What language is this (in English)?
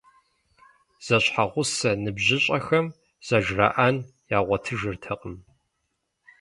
Kabardian